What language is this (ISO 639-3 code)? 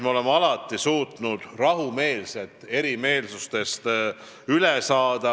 est